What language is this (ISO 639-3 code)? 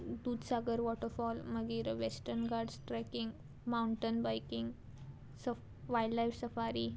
kok